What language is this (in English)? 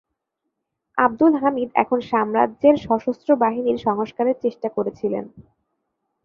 Bangla